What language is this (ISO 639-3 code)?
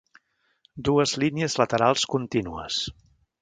cat